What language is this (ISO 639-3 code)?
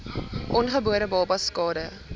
afr